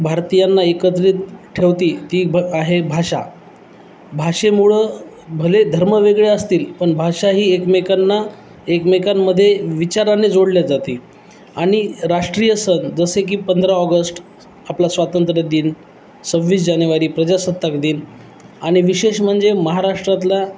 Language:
Marathi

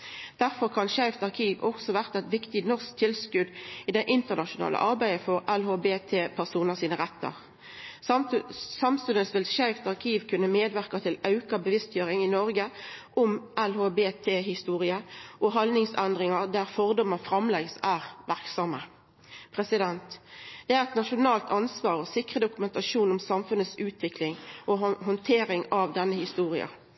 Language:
Norwegian Nynorsk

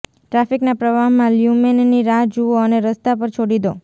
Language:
Gujarati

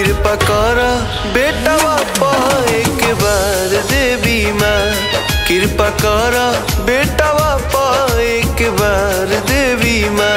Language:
Hindi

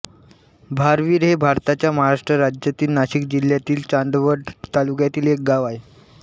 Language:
Marathi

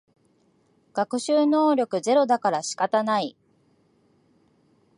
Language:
Japanese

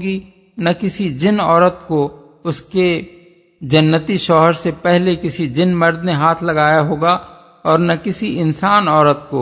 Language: Urdu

